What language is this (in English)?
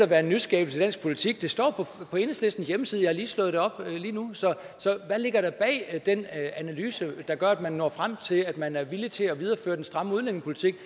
Danish